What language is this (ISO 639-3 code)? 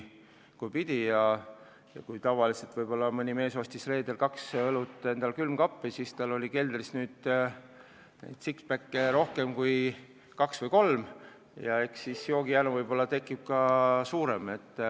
est